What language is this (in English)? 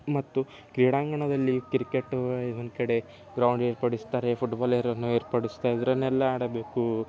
Kannada